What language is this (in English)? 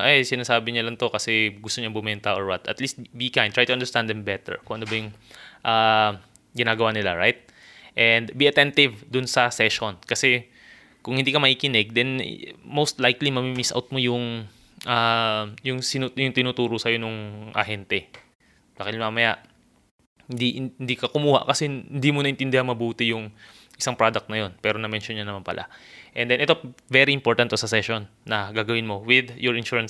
Filipino